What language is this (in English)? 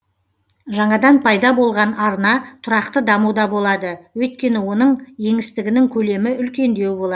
Kazakh